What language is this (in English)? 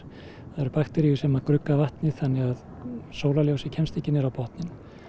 Icelandic